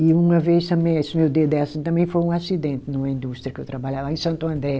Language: Portuguese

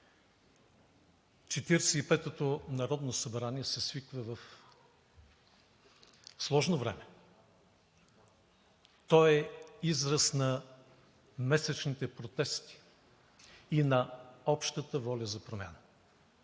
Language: Bulgarian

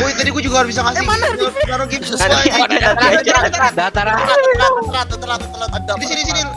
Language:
Indonesian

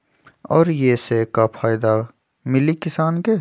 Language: Magahi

